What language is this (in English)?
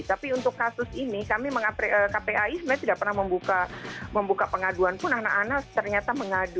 Indonesian